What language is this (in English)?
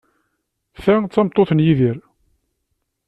Kabyle